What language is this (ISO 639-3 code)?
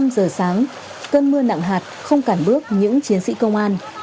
vie